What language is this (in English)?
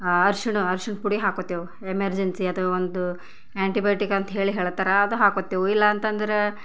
Kannada